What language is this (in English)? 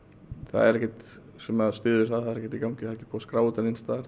Icelandic